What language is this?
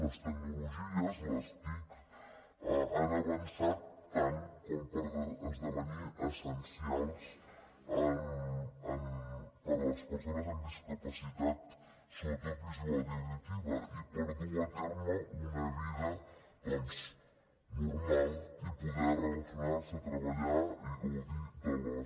Catalan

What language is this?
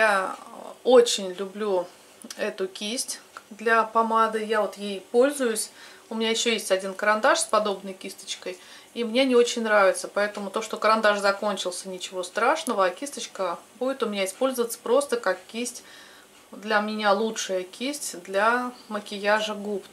Russian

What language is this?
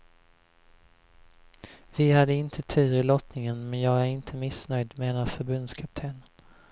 Swedish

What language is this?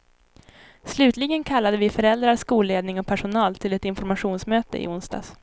Swedish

